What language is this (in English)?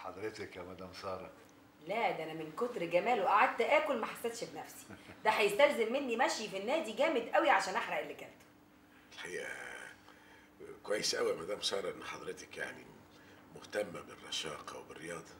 Arabic